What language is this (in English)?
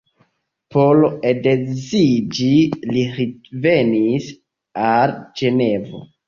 Esperanto